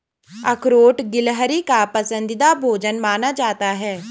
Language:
Hindi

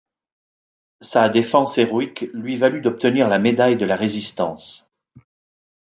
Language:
French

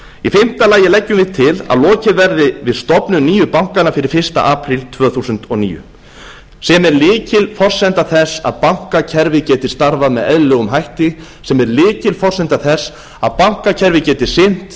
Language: Icelandic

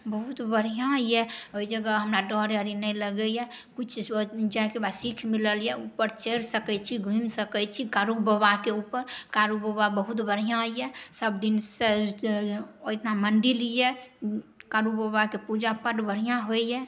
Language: Maithili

